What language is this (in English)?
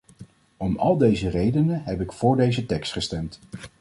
Dutch